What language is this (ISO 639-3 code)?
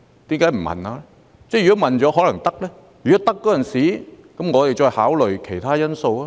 yue